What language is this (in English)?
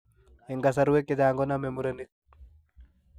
Kalenjin